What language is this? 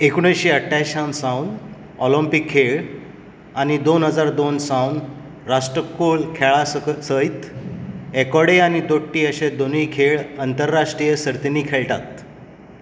Konkani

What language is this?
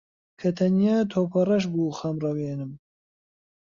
Central Kurdish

